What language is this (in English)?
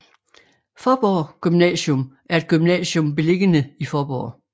Danish